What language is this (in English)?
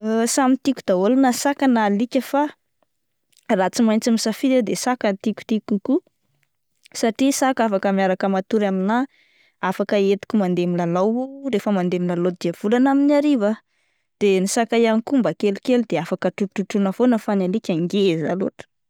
Malagasy